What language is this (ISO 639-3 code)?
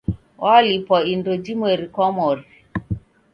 dav